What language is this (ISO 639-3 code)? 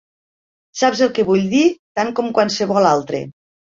cat